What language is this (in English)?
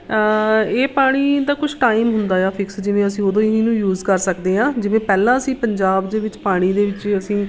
Punjabi